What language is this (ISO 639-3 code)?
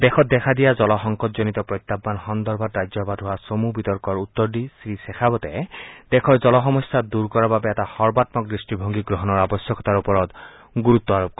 asm